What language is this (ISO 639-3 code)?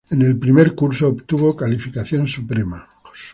spa